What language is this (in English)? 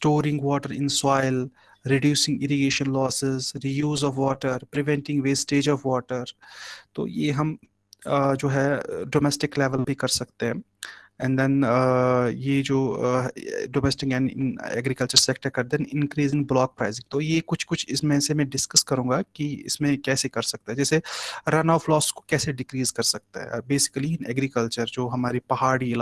Hindi